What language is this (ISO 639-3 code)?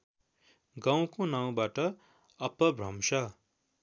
nep